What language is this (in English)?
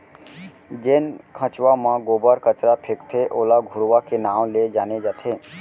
Chhattisgarhi